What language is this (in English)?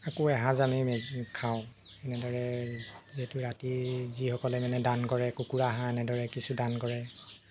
Assamese